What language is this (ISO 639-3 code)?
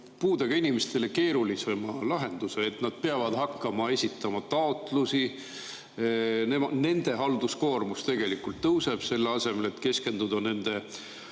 est